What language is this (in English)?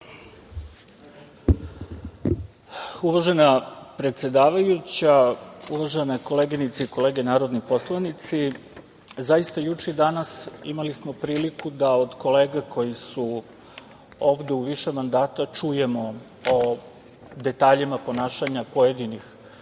Serbian